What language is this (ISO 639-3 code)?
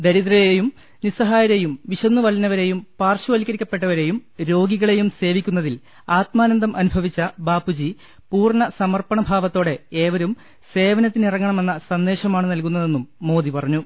mal